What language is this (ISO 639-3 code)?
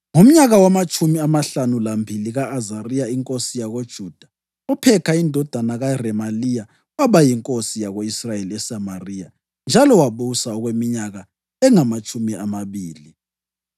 nde